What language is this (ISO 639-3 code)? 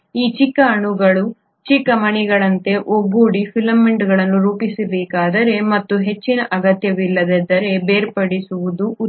kan